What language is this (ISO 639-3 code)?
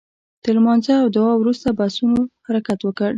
pus